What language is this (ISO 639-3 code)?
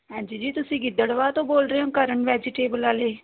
pan